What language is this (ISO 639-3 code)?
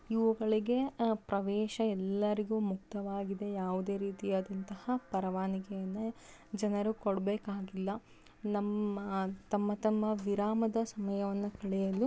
kan